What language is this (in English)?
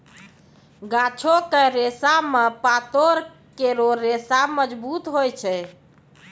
Maithili